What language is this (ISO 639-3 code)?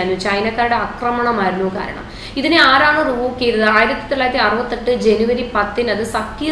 mal